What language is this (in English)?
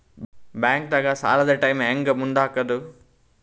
Kannada